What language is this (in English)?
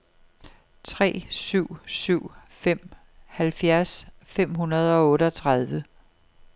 Danish